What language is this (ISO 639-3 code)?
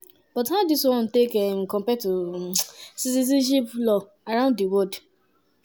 pcm